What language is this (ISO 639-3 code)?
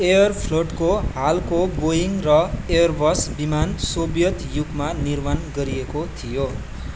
nep